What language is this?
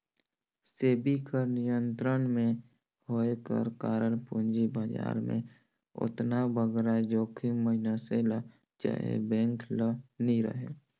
Chhattisgarhi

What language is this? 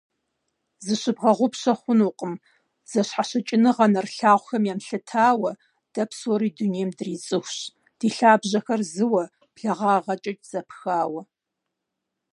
Kabardian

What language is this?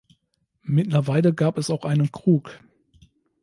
German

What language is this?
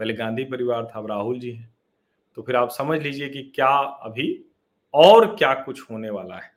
Hindi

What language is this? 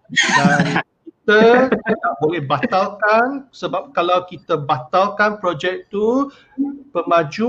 Malay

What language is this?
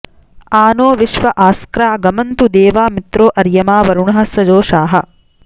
Sanskrit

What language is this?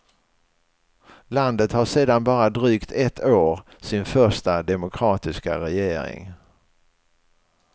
Swedish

